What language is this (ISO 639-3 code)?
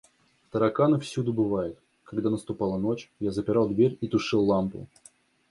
rus